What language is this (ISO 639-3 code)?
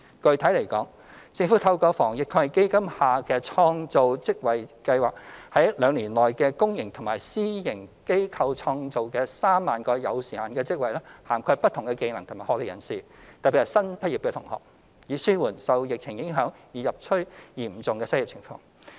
yue